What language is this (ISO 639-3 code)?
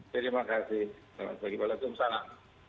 ind